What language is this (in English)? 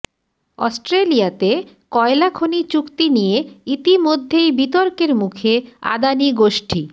Bangla